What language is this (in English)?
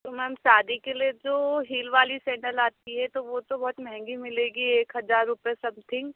Hindi